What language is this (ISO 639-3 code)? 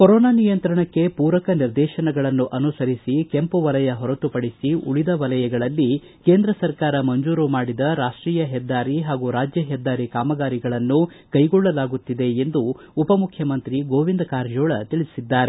kan